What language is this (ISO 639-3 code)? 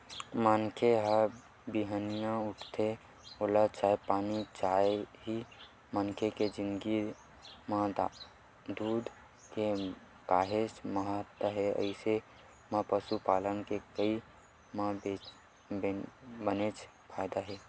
hne